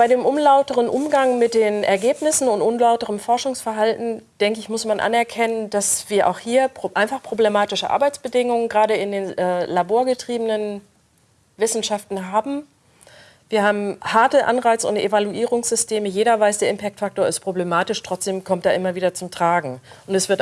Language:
German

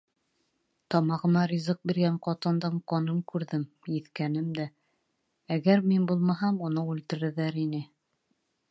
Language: Bashkir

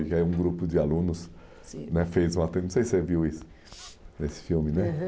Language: Portuguese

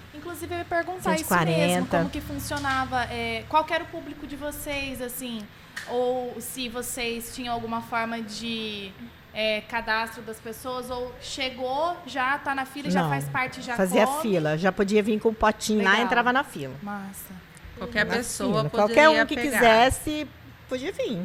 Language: Portuguese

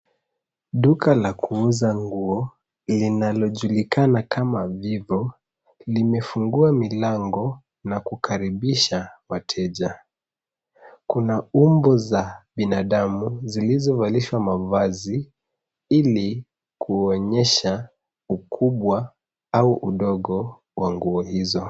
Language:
Swahili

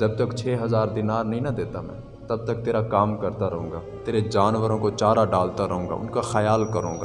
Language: Urdu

